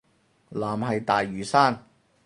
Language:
Cantonese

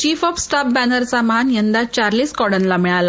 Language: Marathi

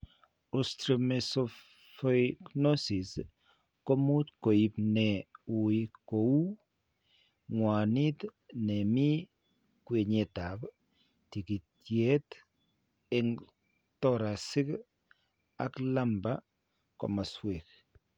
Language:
Kalenjin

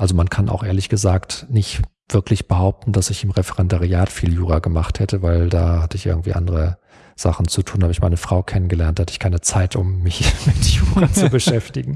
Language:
German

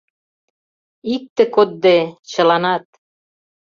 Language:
Mari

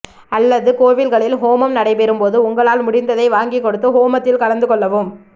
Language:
Tamil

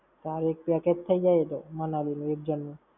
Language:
Gujarati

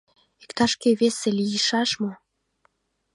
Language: Mari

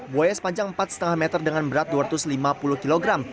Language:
Indonesian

